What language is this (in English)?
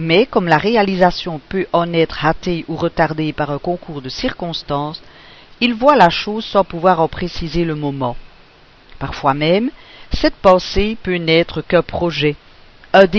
French